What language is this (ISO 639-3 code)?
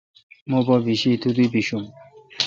xka